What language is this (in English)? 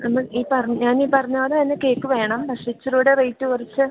Malayalam